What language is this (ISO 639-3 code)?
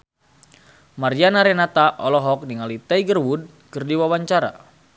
sun